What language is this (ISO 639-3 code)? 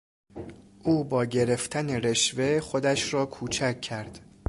fas